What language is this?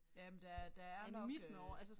Danish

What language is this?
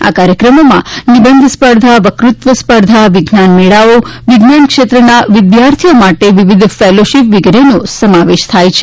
Gujarati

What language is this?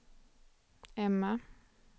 Swedish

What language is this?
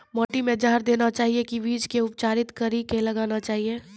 Maithili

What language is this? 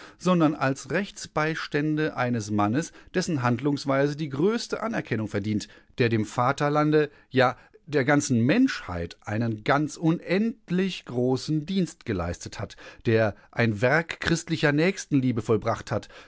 German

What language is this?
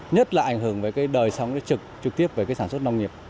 Vietnamese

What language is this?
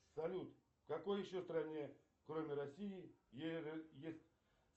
Russian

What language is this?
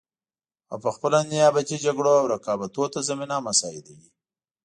Pashto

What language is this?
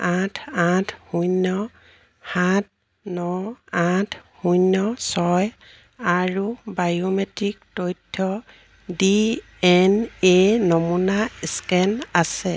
Assamese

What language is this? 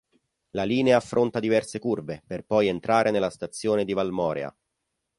Italian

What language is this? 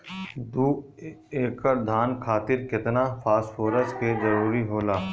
Bhojpuri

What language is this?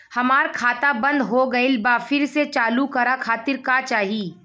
Bhojpuri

